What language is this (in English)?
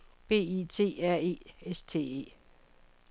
Danish